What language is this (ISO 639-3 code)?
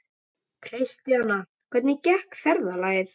isl